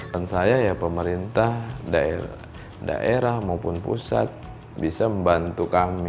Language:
Indonesian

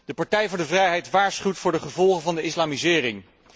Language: Dutch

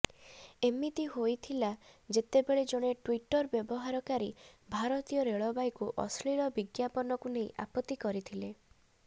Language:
Odia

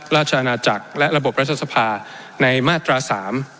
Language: Thai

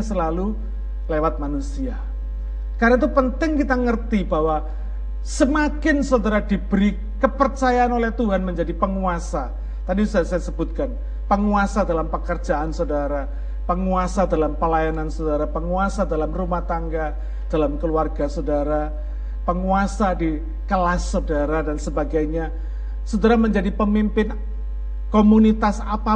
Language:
Indonesian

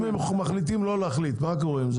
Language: Hebrew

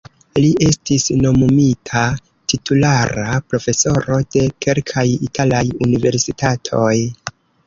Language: Esperanto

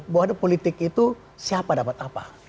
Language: Indonesian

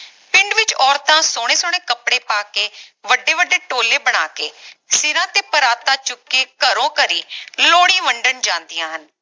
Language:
Punjabi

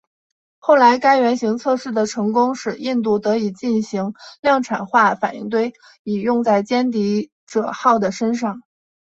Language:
Chinese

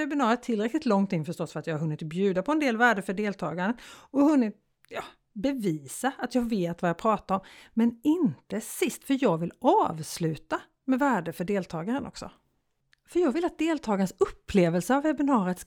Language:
Swedish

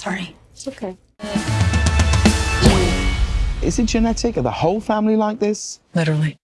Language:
English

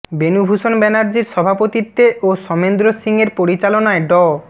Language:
Bangla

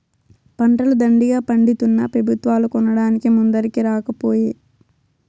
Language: Telugu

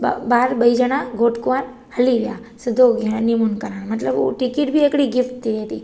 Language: Sindhi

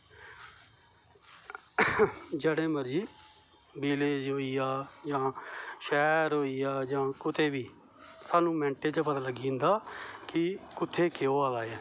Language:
Dogri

